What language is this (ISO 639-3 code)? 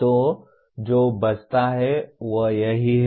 hin